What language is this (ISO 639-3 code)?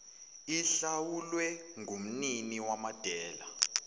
zul